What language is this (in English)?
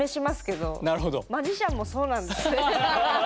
Japanese